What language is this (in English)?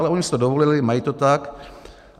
Czech